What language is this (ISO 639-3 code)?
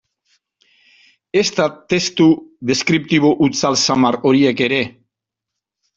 eus